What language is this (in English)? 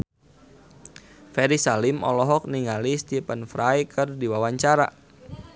Sundanese